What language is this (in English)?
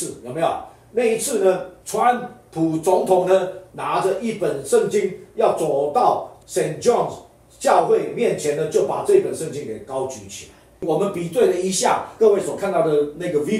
Chinese